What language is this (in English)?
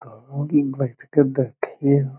Magahi